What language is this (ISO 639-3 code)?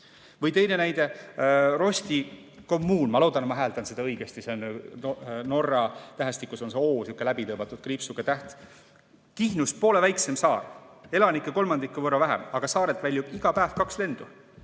est